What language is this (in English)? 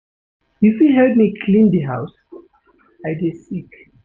Nigerian Pidgin